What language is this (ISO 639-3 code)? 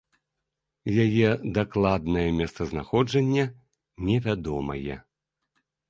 bel